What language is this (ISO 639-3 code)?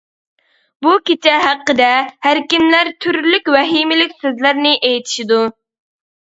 uig